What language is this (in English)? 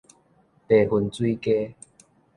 Min Nan Chinese